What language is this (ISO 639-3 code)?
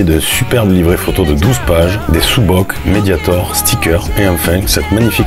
fra